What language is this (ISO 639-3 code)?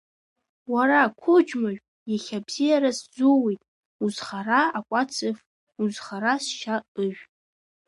abk